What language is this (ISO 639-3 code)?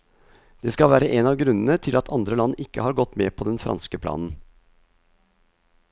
nor